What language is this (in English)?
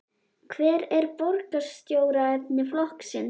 Icelandic